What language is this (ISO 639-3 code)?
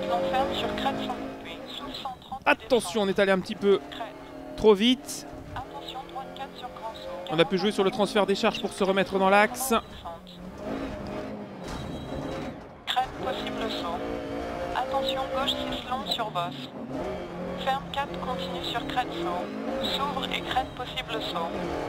fra